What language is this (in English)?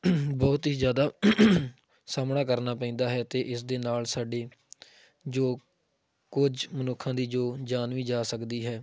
Punjabi